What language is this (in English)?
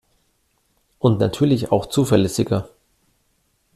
German